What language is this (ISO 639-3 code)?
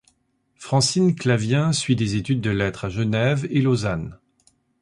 fra